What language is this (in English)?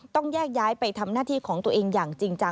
Thai